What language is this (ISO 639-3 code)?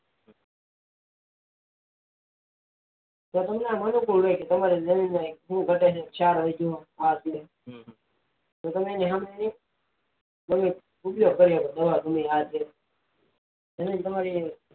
guj